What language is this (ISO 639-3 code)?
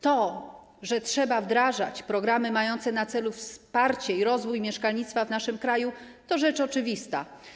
pol